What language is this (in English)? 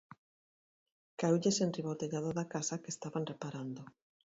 Galician